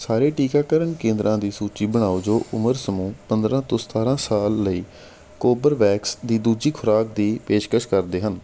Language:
Punjabi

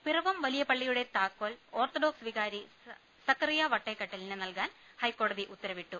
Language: Malayalam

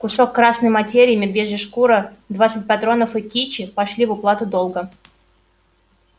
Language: Russian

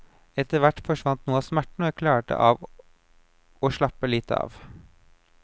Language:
Norwegian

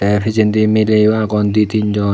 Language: Chakma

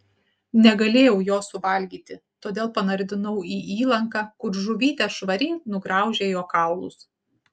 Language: Lithuanian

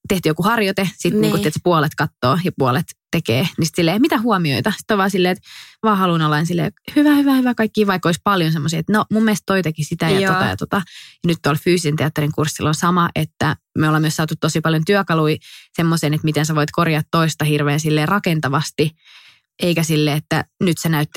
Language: Finnish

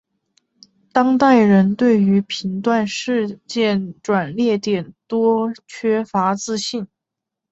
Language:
Chinese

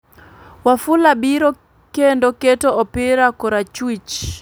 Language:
Luo (Kenya and Tanzania)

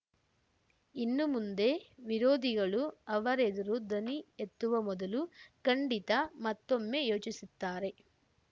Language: Kannada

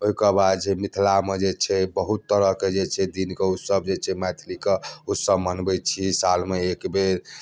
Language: Maithili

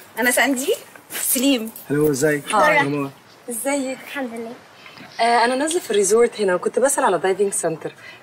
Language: Arabic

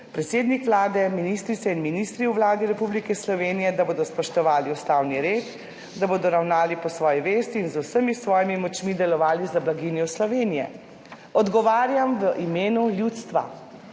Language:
Slovenian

